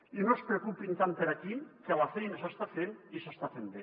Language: Catalan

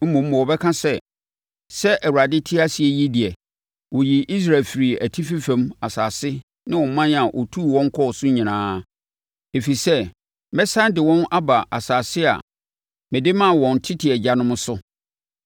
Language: Akan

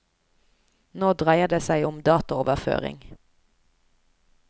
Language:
Norwegian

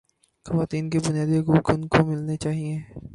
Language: Urdu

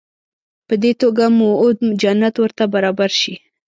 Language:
Pashto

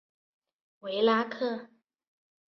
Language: Chinese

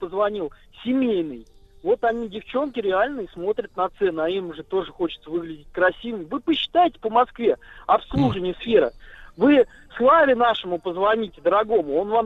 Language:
Russian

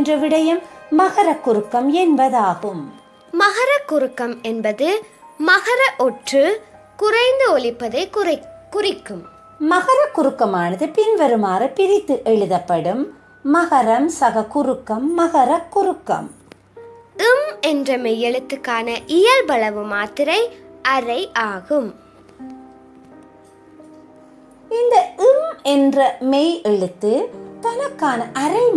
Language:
Tamil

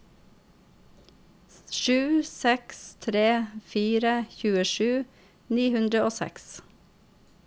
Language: Norwegian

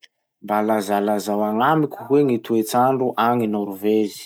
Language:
Masikoro Malagasy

